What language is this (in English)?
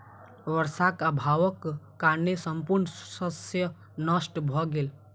Maithili